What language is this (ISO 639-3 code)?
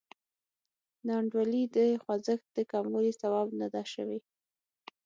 pus